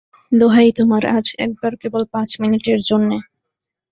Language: Bangla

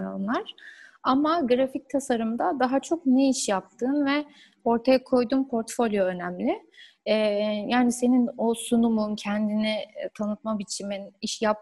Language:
Turkish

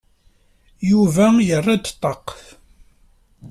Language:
Kabyle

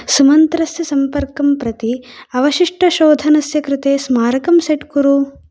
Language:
Sanskrit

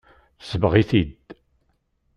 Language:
Kabyle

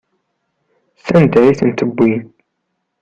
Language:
Kabyle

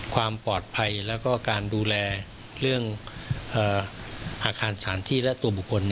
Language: Thai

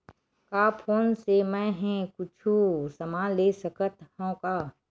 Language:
Chhattisgarhi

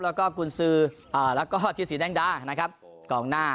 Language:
Thai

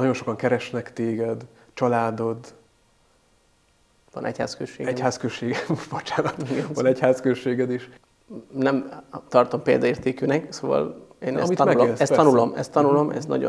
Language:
Hungarian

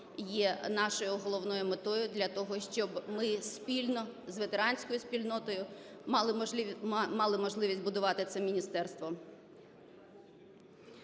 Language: Ukrainian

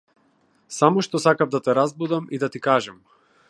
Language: Macedonian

